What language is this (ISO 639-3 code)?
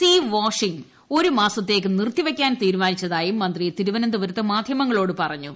mal